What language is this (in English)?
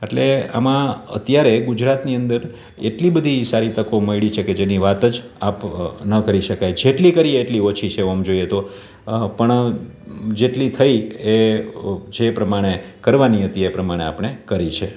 Gujarati